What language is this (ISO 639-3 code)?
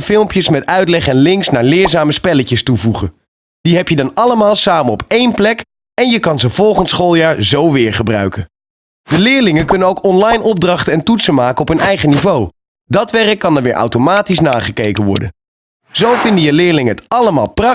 nld